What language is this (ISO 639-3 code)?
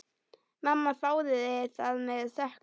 isl